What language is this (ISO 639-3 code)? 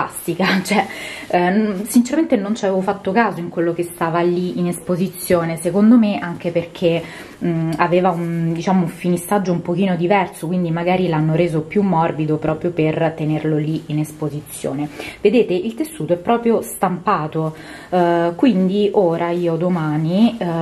ita